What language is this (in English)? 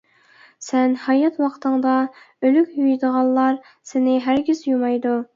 Uyghur